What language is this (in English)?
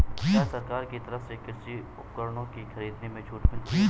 Hindi